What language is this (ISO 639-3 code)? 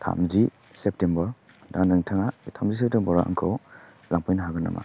brx